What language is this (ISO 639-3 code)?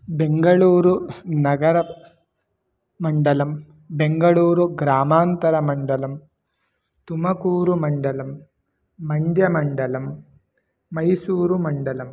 san